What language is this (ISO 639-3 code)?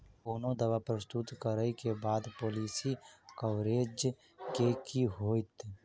mai